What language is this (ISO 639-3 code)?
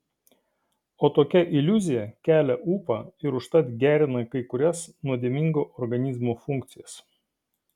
lit